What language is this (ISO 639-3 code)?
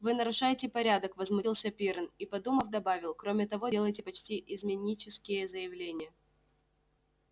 rus